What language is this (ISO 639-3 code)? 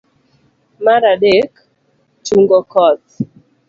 luo